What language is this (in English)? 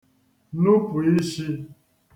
Igbo